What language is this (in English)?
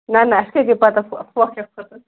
Kashmiri